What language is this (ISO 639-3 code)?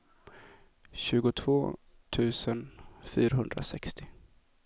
swe